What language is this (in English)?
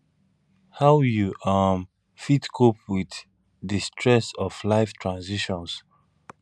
Nigerian Pidgin